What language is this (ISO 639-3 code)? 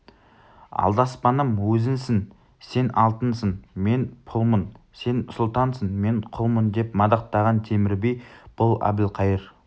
kaz